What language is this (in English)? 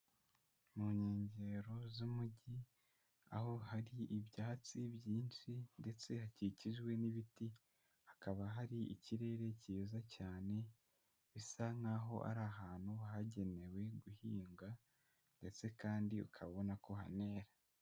Kinyarwanda